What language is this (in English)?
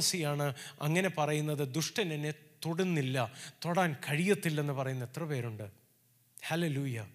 Malayalam